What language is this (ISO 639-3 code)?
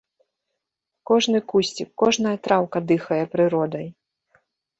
bel